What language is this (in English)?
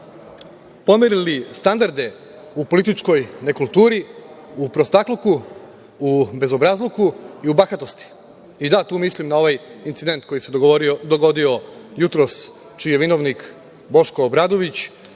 Serbian